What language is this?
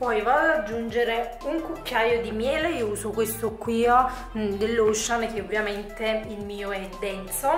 Italian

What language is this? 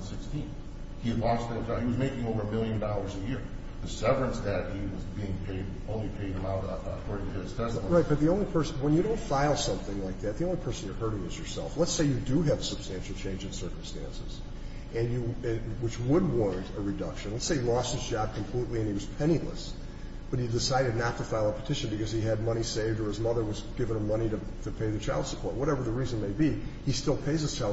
English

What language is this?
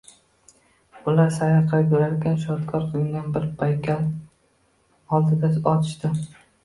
Uzbek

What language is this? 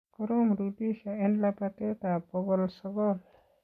Kalenjin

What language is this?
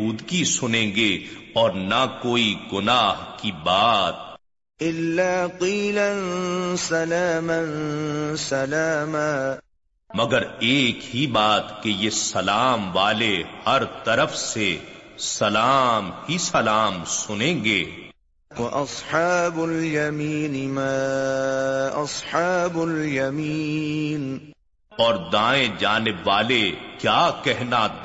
Urdu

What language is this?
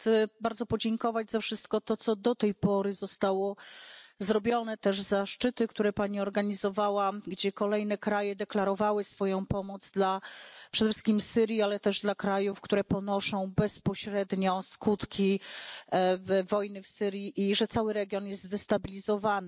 Polish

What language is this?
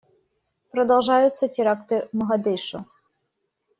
Russian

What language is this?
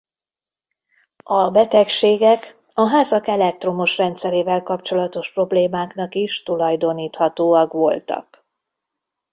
Hungarian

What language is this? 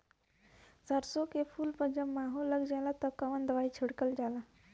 Bhojpuri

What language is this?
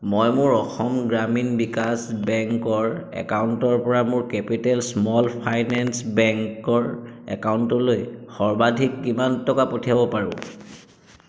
Assamese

